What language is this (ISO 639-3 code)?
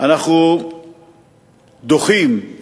heb